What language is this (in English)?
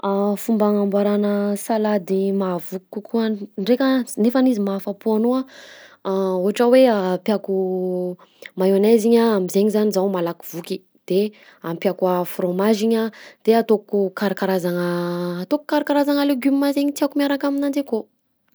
Southern Betsimisaraka Malagasy